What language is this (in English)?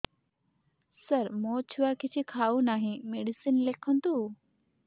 Odia